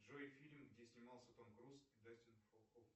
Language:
Russian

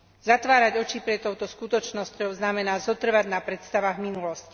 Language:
Slovak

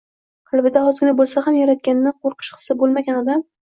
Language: Uzbek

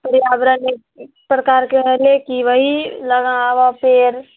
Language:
Maithili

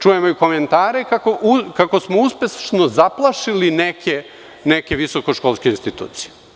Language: Serbian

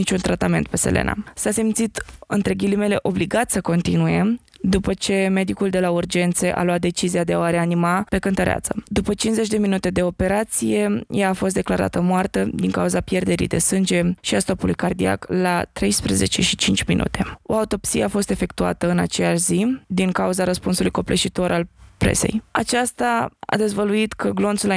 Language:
Romanian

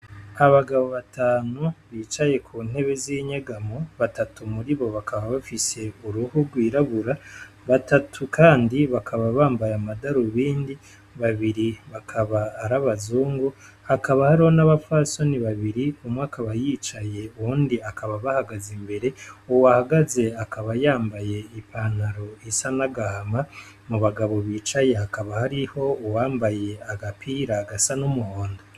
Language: Rundi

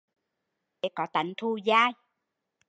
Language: Vietnamese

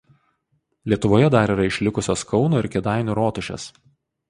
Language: Lithuanian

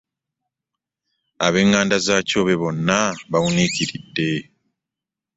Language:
Ganda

